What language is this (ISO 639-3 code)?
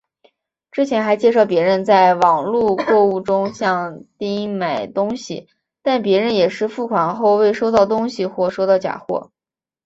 zho